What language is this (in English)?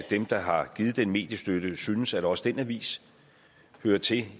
Danish